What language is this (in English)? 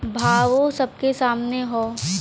Bhojpuri